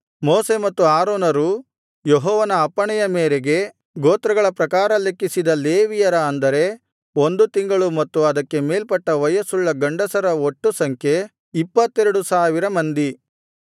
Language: Kannada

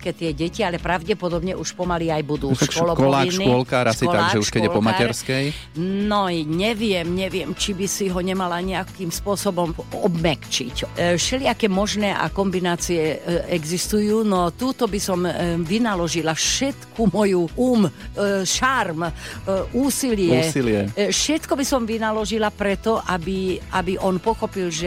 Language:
Slovak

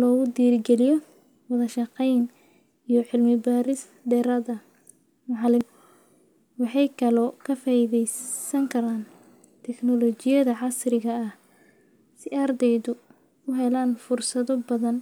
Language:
Somali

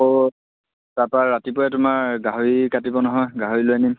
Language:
Assamese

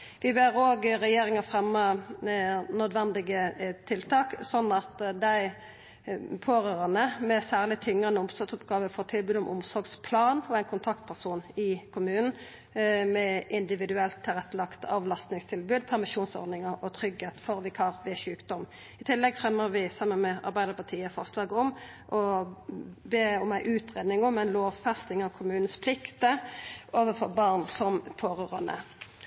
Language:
Norwegian Nynorsk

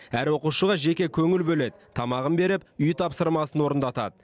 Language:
Kazakh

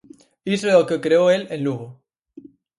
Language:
Galician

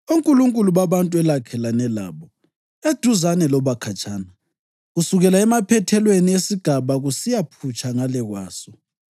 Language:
North Ndebele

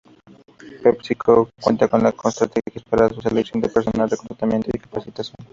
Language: Spanish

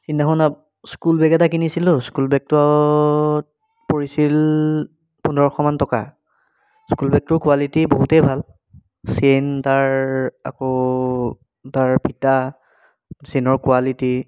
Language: Assamese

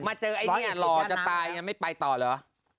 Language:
Thai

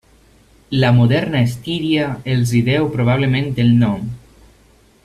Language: Catalan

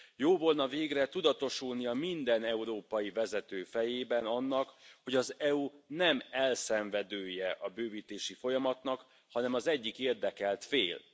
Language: Hungarian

